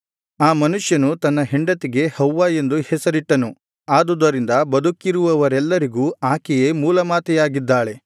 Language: Kannada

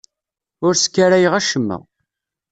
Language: Kabyle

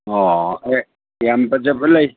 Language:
Manipuri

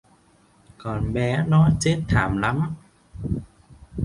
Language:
Vietnamese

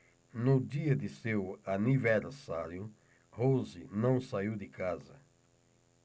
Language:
Portuguese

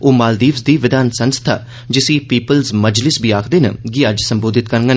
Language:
Dogri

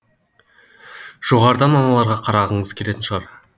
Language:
Kazakh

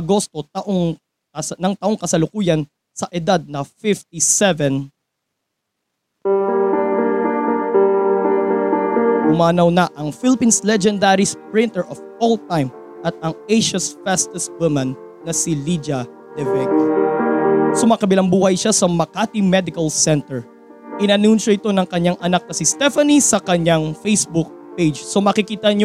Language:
Filipino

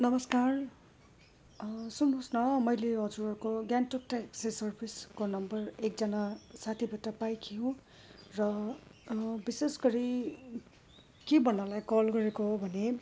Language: Nepali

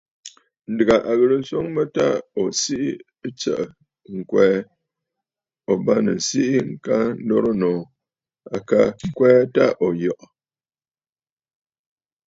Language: Bafut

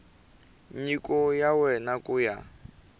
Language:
Tsonga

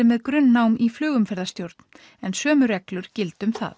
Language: Icelandic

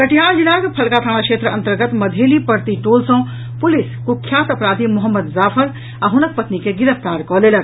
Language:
Maithili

